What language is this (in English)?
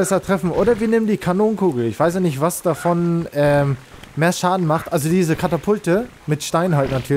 German